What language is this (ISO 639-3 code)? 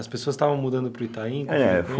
por